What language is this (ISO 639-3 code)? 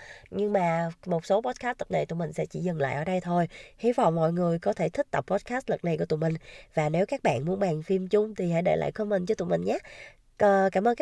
vie